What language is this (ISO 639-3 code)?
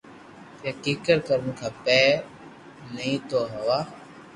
lrk